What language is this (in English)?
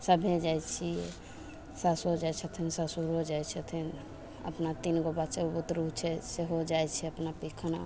Maithili